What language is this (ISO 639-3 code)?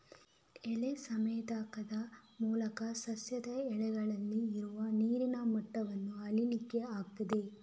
kan